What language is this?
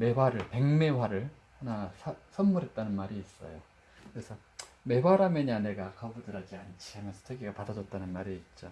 Korean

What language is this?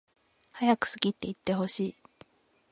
Japanese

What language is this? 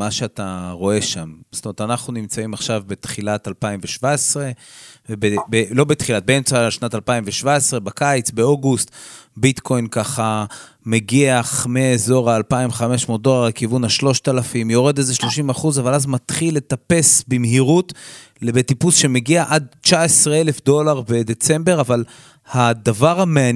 Hebrew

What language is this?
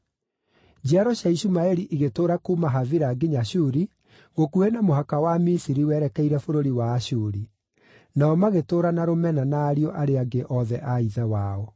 Kikuyu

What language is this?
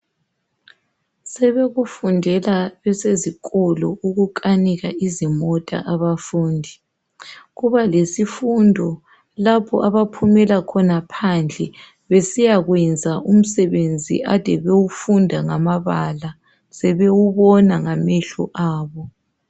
North Ndebele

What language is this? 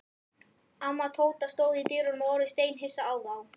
Icelandic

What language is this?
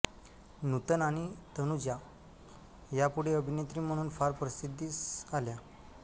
Marathi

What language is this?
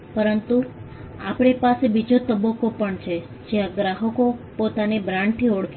Gujarati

